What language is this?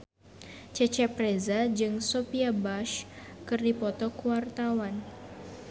Sundanese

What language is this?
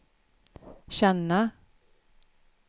Swedish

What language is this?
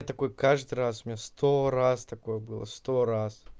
Russian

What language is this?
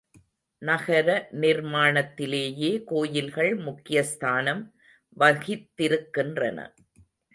Tamil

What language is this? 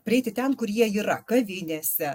Lithuanian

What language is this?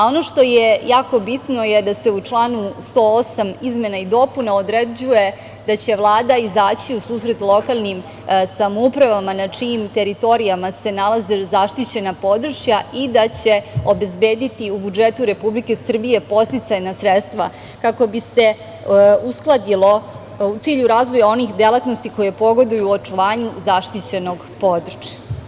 Serbian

